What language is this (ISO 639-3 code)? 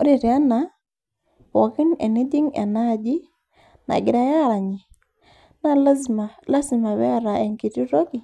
mas